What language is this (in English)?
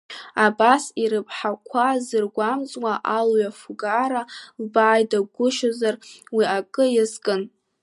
Abkhazian